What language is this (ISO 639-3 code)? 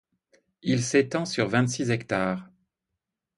fra